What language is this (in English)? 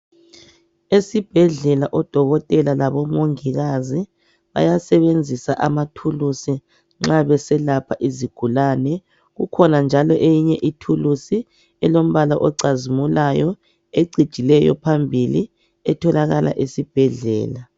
North Ndebele